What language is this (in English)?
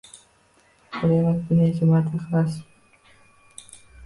Uzbek